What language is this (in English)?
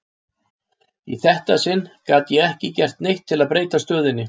Icelandic